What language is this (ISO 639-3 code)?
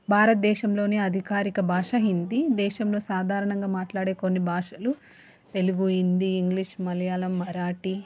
tel